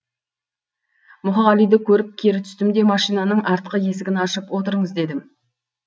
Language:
Kazakh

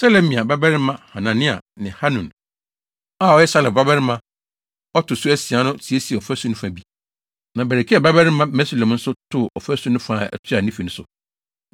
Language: Akan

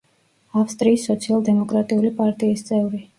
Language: Georgian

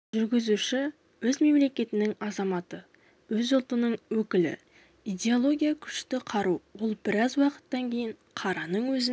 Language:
Kazakh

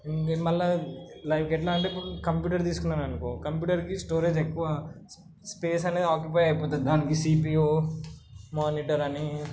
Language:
Telugu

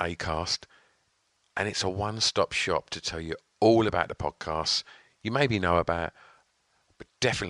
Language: English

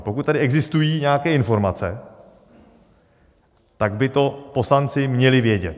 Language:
Czech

